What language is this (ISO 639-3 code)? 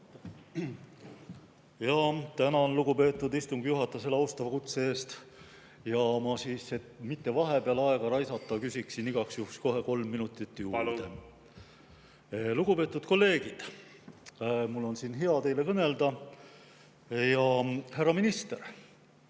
est